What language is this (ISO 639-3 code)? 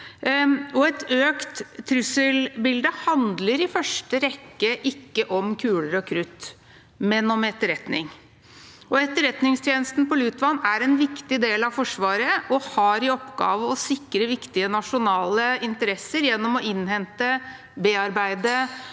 nor